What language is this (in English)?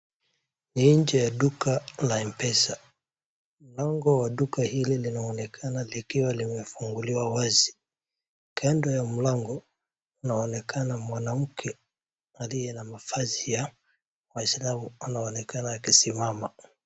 Swahili